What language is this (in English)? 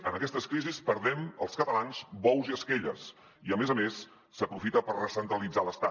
Catalan